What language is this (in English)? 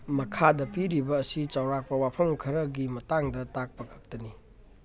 Manipuri